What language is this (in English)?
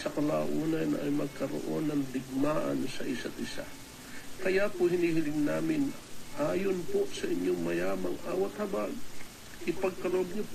Filipino